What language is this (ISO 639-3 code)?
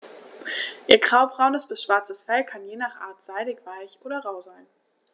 deu